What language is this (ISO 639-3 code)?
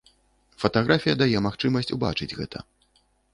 bel